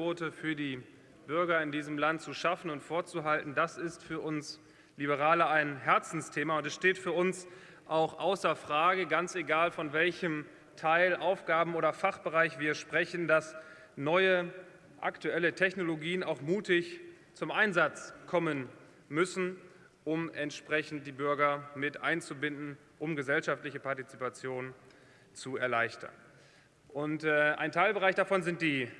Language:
German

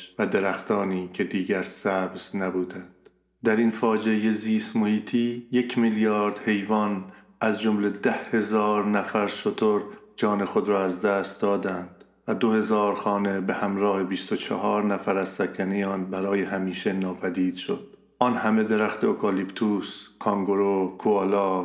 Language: Persian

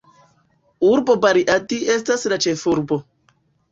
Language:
Esperanto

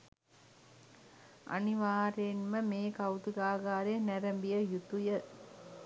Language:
Sinhala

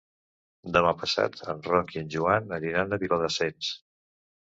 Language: Catalan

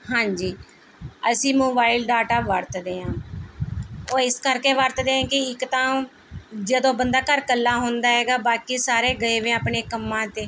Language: Punjabi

